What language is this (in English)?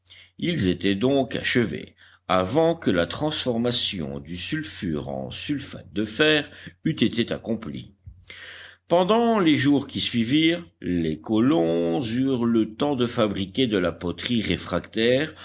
French